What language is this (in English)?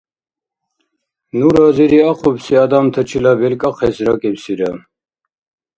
Dargwa